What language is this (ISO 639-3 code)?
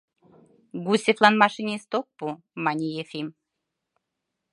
chm